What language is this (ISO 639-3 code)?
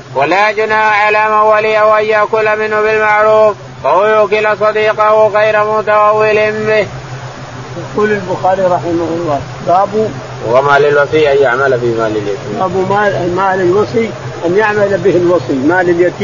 ara